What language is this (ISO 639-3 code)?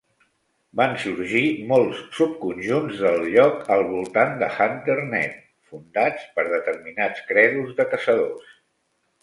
cat